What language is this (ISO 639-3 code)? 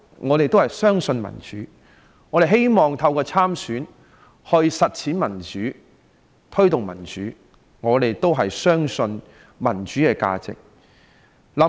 yue